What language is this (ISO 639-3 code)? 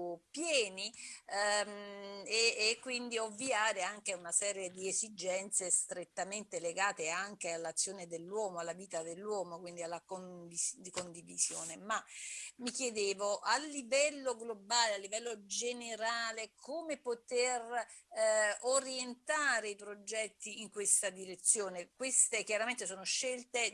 ita